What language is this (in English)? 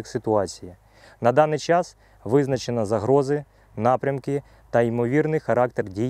Ukrainian